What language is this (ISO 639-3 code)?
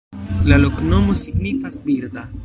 epo